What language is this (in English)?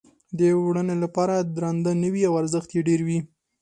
Pashto